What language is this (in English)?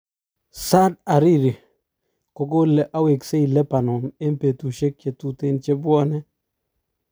Kalenjin